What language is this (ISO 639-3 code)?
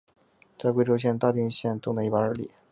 zho